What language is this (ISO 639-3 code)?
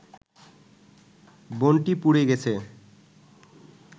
ben